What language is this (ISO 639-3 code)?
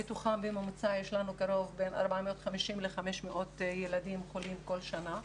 heb